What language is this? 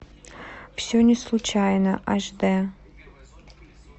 Russian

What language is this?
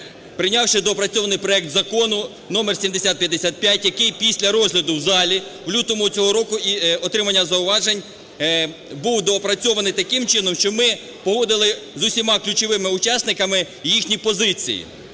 Ukrainian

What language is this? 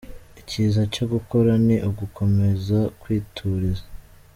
Kinyarwanda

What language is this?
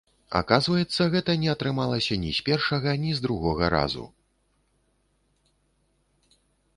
Belarusian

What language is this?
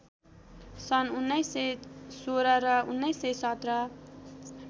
Nepali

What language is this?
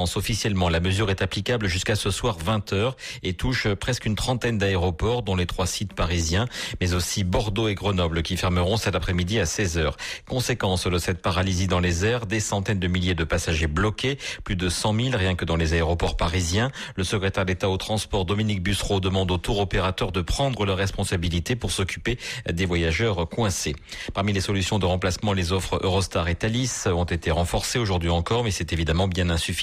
French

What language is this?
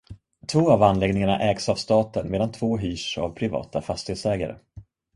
Swedish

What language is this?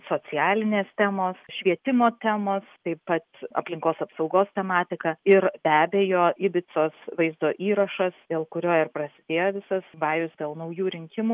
Lithuanian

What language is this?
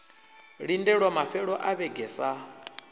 Venda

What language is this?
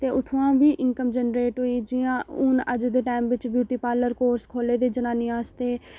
Dogri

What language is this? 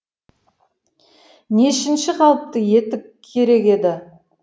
Kazakh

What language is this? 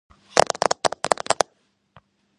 Georgian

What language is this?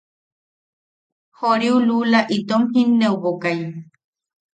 Yaqui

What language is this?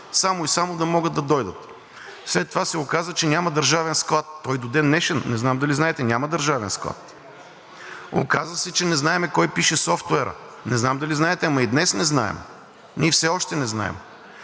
Bulgarian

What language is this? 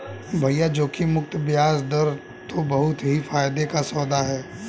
Hindi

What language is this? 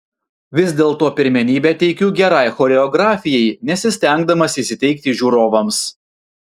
Lithuanian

